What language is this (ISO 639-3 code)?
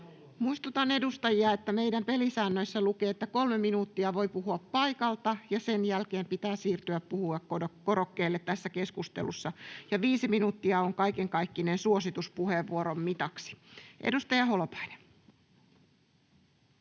fin